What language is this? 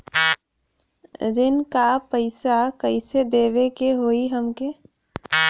Bhojpuri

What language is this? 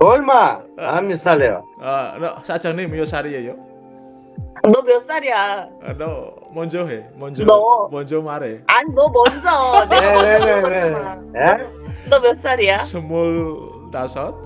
Korean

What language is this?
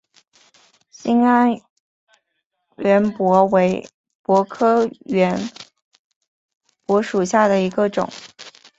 Chinese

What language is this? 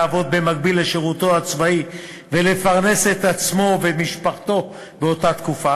Hebrew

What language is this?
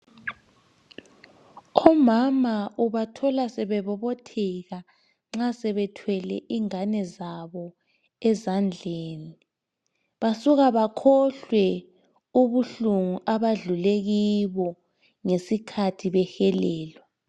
North Ndebele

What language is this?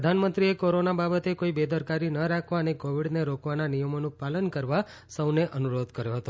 Gujarati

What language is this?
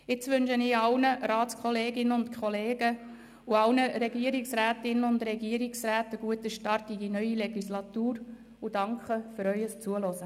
Swiss German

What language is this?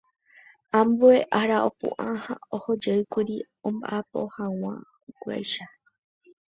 Guarani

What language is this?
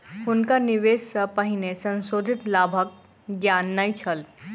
Maithili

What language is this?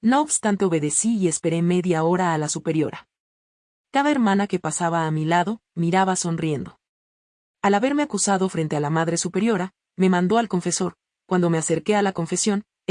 Spanish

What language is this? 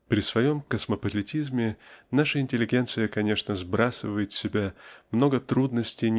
Russian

